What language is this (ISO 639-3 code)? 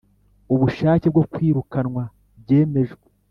kin